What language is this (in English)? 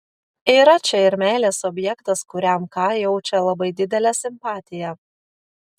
Lithuanian